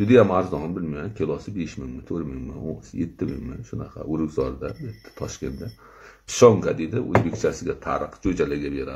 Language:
Turkish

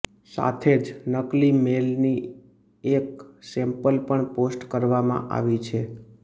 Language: Gujarati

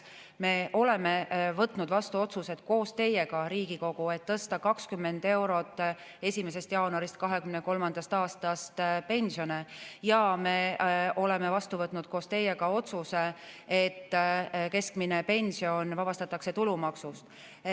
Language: Estonian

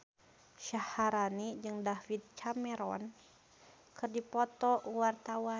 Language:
Sundanese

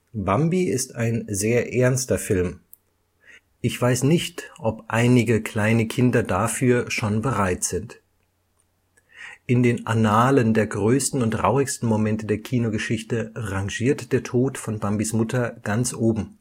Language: German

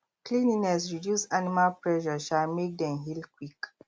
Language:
Nigerian Pidgin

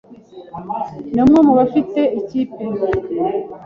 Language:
Kinyarwanda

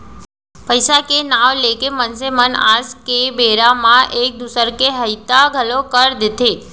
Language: Chhattisgarhi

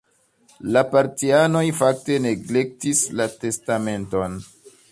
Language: Esperanto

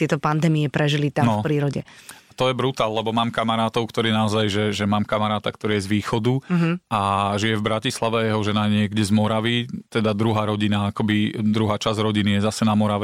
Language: Slovak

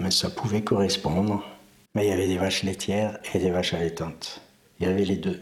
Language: French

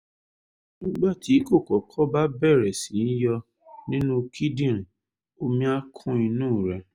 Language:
Yoruba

